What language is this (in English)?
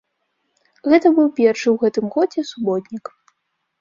Belarusian